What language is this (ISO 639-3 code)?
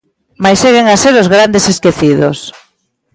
glg